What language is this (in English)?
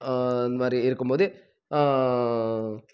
Tamil